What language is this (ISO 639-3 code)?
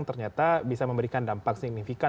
ind